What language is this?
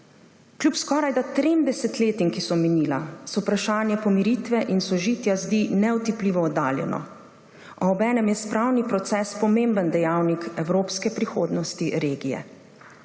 Slovenian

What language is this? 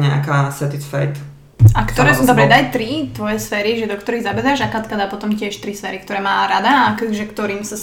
Slovak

